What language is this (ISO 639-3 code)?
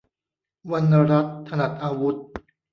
tha